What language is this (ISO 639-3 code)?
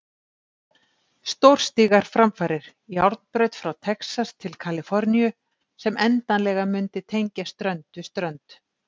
isl